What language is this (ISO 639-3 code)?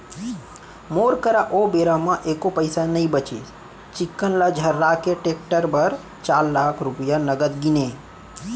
hne